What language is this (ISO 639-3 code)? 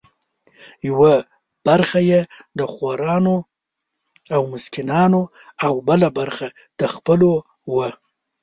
pus